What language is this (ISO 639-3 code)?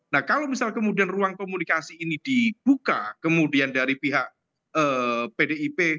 ind